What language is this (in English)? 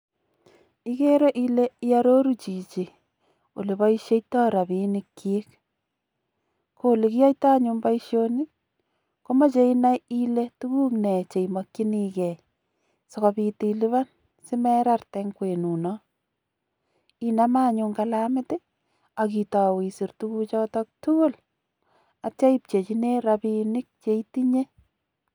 Kalenjin